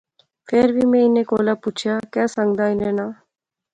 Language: Pahari-Potwari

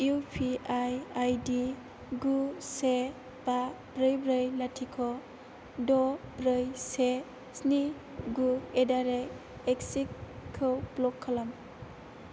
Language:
Bodo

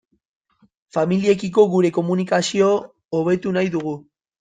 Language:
Basque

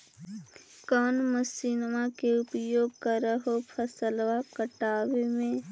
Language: Magahi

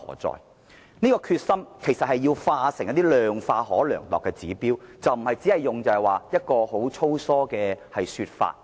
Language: Cantonese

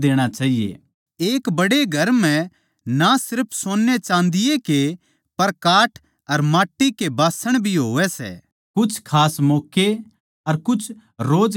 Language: Haryanvi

